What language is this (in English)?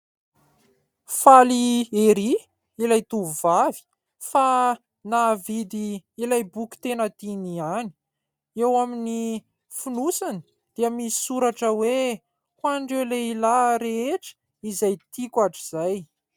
Malagasy